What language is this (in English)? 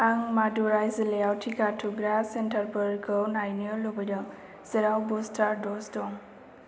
Bodo